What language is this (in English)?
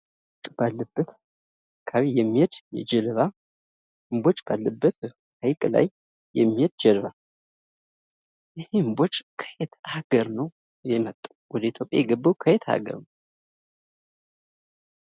Amharic